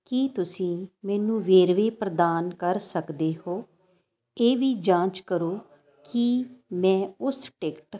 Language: Punjabi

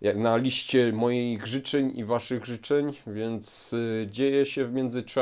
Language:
Polish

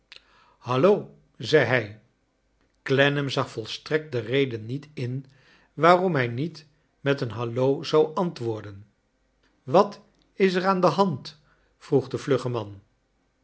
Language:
Dutch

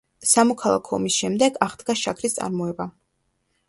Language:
Georgian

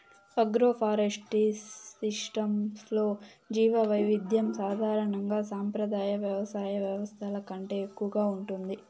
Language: Telugu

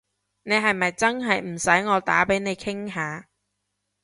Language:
Cantonese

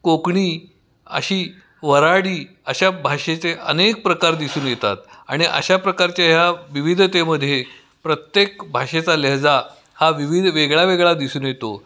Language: Marathi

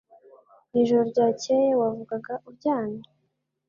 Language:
Kinyarwanda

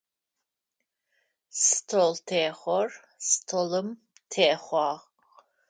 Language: Adyghe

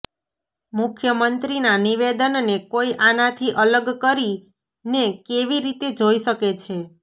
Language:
Gujarati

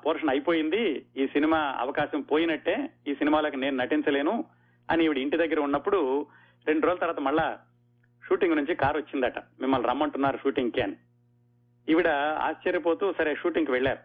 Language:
Telugu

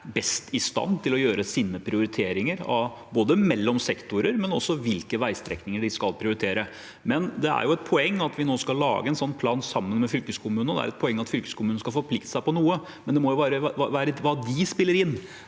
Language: Norwegian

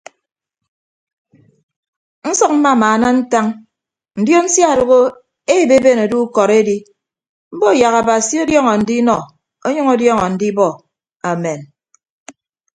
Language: Ibibio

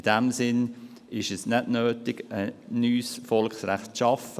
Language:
Swiss German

